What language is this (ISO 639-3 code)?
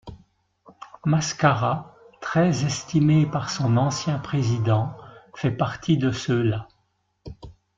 fra